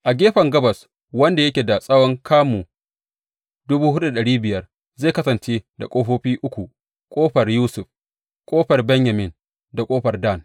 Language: Hausa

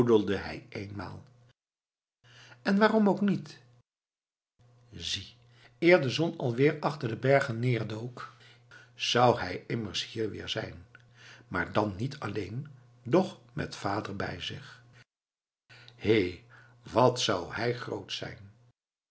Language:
Dutch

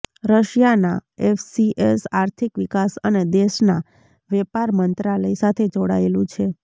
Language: Gujarati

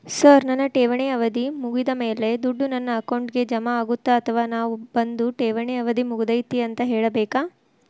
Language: Kannada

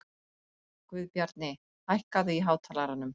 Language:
Icelandic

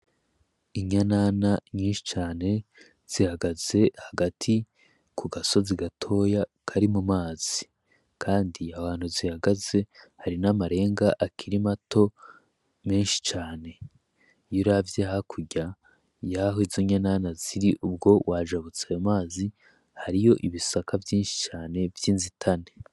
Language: Rundi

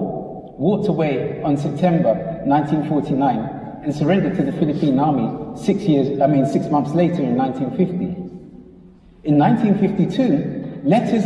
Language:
English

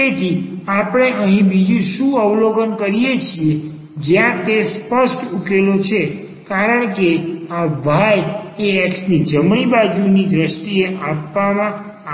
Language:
Gujarati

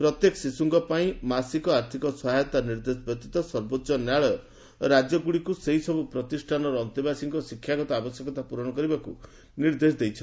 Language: Odia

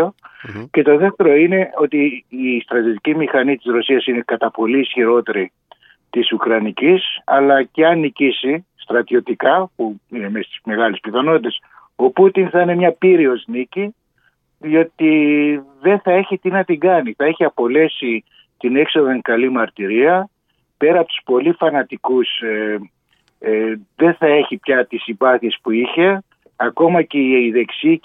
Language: Greek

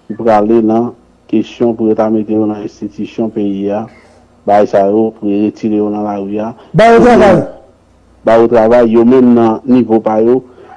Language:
French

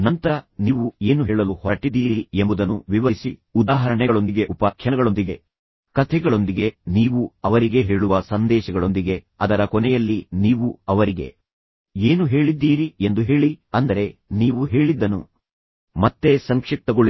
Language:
Kannada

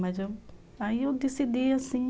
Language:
Portuguese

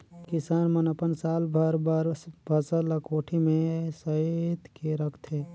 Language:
Chhattisgarhi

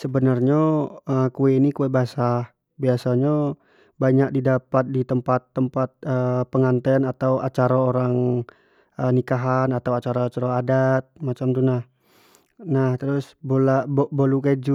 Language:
Jambi Malay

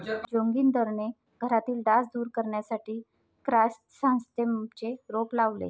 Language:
Marathi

